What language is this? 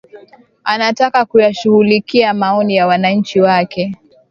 Swahili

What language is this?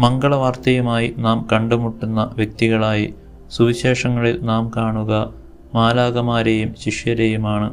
Malayalam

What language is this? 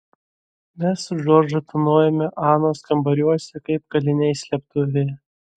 Lithuanian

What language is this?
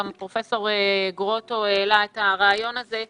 Hebrew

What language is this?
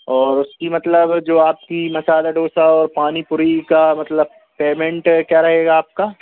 Hindi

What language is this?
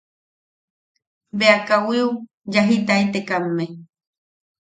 Yaqui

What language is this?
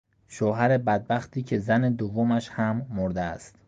Persian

